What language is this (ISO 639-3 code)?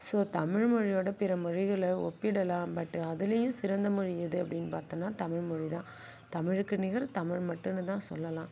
tam